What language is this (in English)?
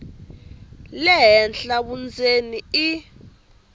Tsonga